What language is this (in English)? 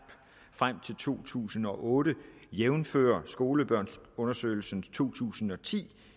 Danish